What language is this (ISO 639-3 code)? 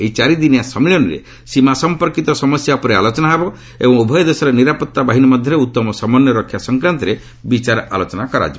ori